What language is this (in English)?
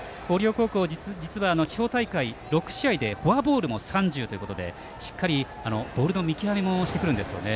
Japanese